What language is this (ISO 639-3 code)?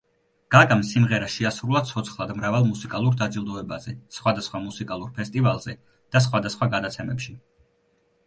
kat